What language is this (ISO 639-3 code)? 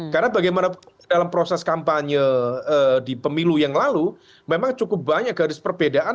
ind